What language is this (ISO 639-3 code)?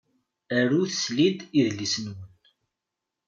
kab